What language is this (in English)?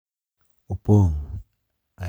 Luo (Kenya and Tanzania)